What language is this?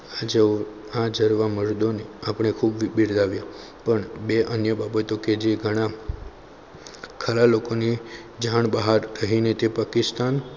Gujarati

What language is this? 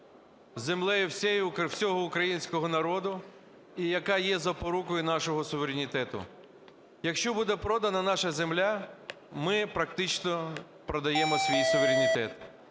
Ukrainian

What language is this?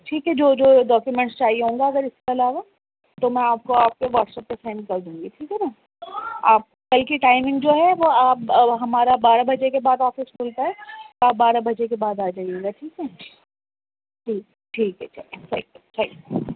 Urdu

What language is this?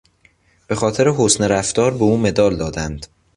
Persian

